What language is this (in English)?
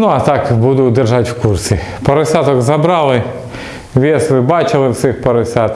Russian